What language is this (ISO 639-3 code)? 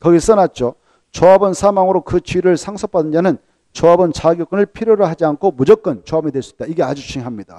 kor